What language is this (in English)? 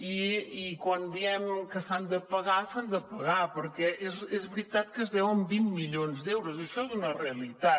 Catalan